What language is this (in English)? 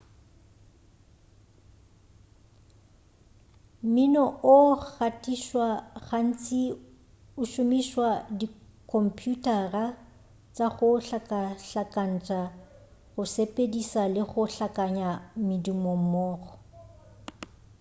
Northern Sotho